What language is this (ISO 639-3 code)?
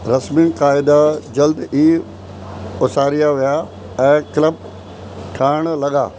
snd